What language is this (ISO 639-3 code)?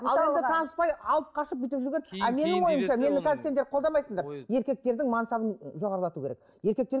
kaz